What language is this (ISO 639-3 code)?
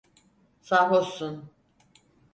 tur